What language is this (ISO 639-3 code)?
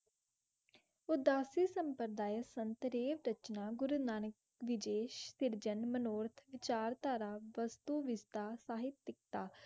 pan